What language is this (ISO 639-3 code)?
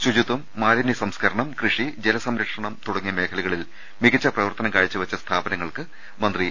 mal